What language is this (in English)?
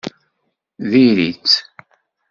Kabyle